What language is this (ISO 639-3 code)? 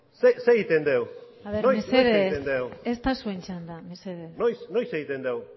eus